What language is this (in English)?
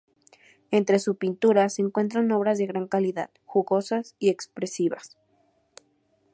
Spanish